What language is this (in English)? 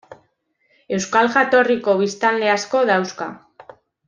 Basque